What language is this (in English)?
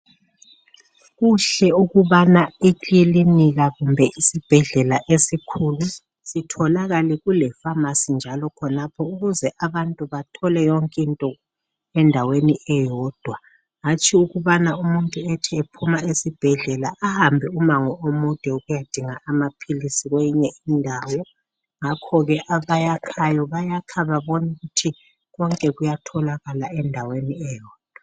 North Ndebele